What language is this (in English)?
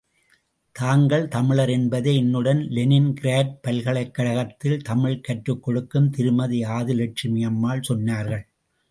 Tamil